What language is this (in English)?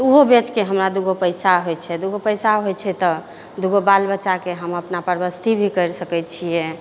Maithili